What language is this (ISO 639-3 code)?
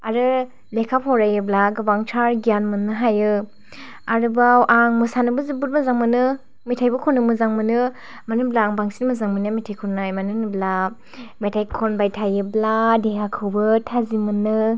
brx